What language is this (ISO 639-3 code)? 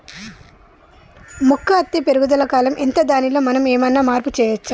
tel